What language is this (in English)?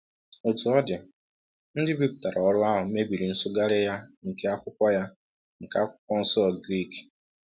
Igbo